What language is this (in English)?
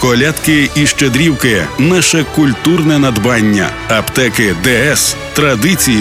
Ukrainian